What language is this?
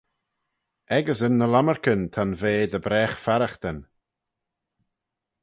Manx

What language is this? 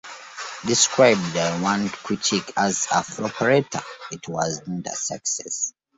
English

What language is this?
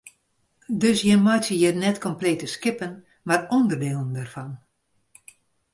Western Frisian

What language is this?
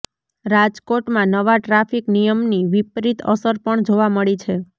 Gujarati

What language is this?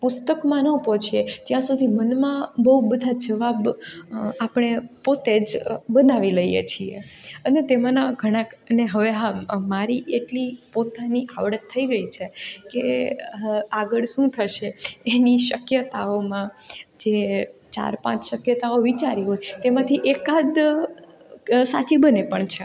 Gujarati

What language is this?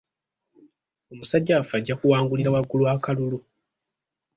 Ganda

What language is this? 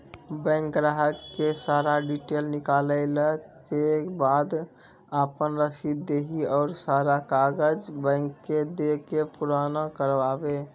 Maithili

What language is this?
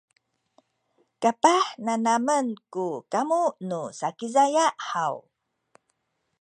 Sakizaya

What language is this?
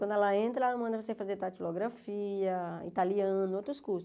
Portuguese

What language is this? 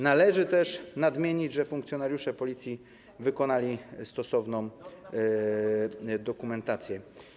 Polish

